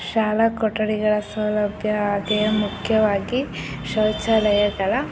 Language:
Kannada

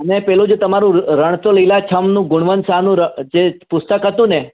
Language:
Gujarati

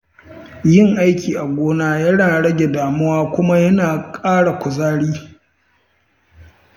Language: Hausa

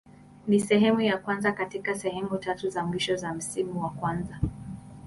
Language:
Swahili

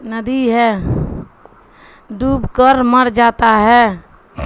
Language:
Urdu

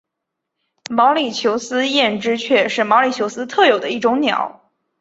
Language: Chinese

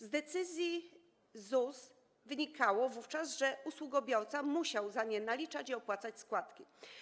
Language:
Polish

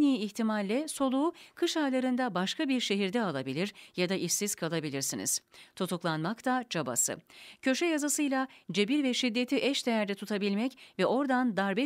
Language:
Turkish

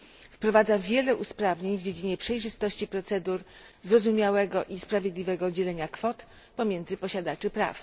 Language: Polish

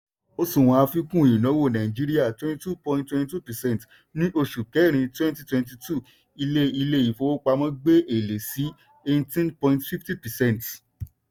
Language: Yoruba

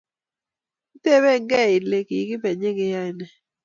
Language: Kalenjin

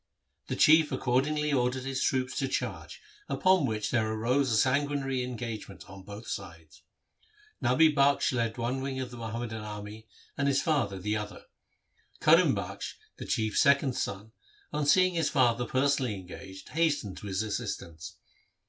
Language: English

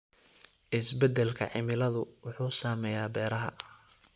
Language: Somali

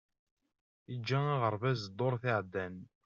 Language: Kabyle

